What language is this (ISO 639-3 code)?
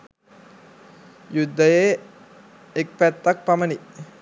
sin